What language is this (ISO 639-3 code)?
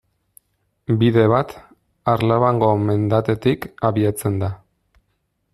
eus